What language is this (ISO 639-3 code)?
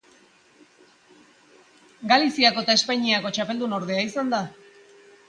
eus